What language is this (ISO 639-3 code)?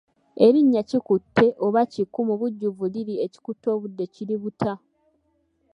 lug